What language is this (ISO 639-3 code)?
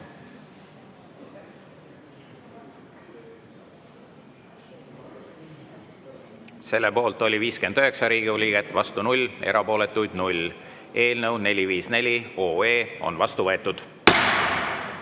est